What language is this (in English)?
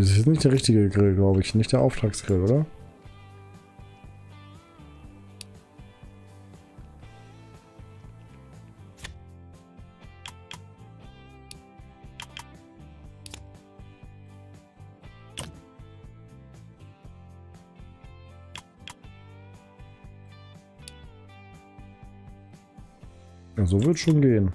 German